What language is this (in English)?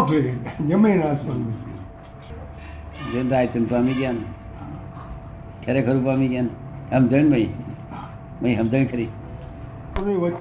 Gujarati